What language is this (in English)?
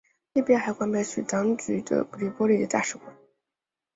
Chinese